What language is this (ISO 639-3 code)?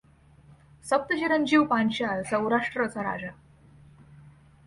mar